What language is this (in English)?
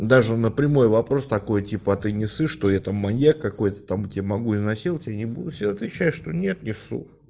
Russian